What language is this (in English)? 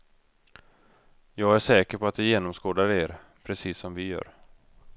Swedish